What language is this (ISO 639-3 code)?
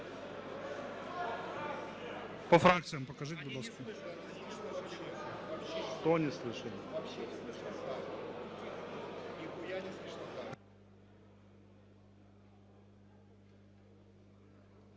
ukr